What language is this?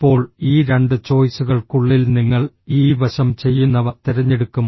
Malayalam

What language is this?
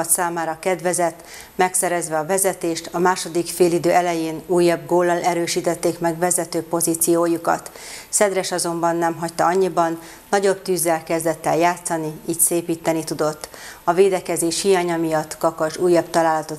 Hungarian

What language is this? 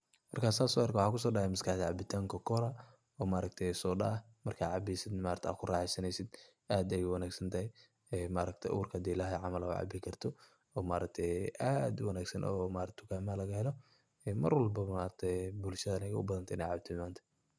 Somali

